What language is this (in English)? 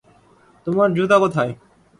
Bangla